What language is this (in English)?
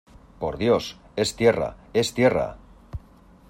Spanish